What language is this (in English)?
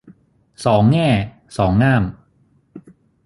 Thai